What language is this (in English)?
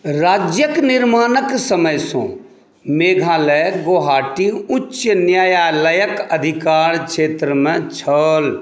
Maithili